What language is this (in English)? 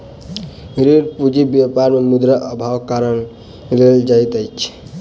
Maithili